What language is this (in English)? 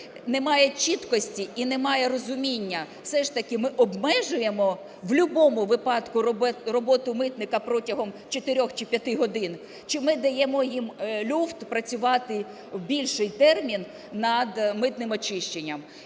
Ukrainian